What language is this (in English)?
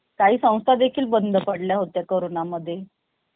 Marathi